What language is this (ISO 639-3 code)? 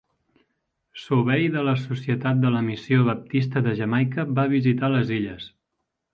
cat